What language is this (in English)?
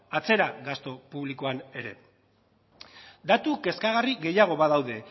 Basque